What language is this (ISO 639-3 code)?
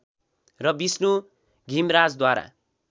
nep